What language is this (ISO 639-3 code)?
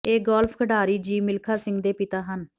pan